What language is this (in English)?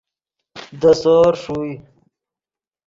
Yidgha